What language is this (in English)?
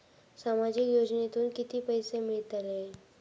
Marathi